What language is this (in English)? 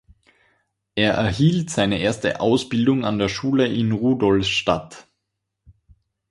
German